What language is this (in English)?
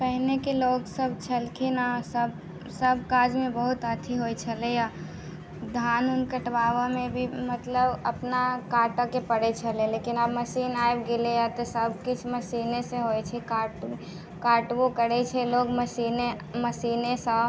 Maithili